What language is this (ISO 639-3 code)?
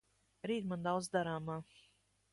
lav